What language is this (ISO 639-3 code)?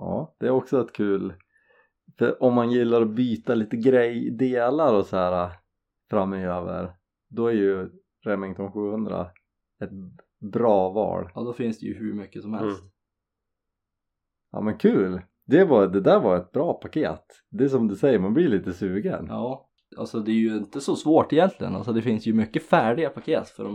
swe